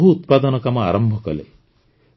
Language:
Odia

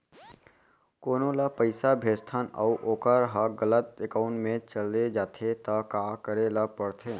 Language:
Chhattisgarhi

